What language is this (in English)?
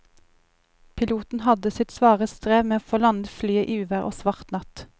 Norwegian